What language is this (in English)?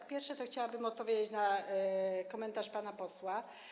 Polish